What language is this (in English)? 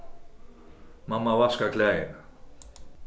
Faroese